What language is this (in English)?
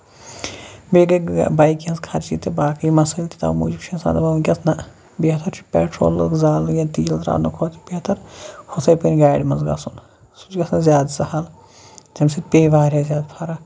Kashmiri